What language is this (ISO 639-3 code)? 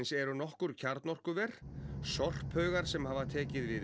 isl